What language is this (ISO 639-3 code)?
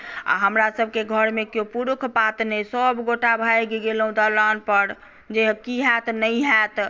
mai